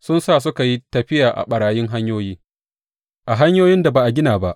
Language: Hausa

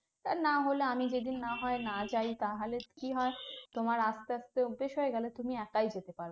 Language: Bangla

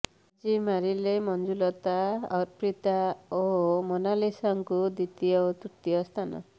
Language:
Odia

